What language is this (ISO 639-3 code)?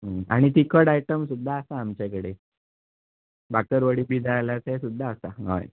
kok